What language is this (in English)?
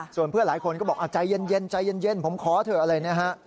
Thai